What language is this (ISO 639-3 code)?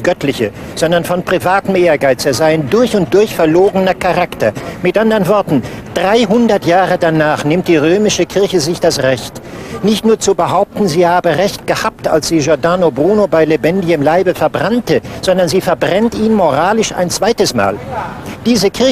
deu